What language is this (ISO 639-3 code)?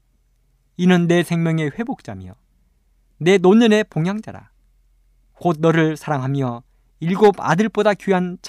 kor